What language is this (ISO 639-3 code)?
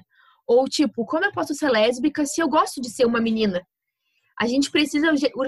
por